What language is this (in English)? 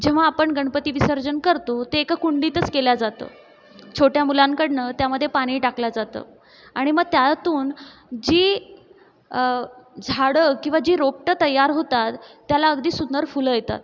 Marathi